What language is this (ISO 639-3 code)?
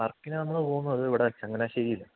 mal